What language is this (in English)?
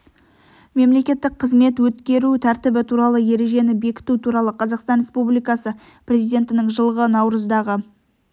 Kazakh